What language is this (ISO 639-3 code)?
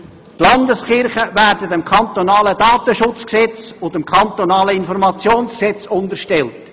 gsw